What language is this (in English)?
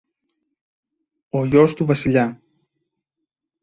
Greek